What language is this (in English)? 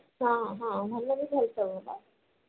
Odia